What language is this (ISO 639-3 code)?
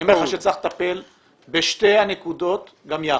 heb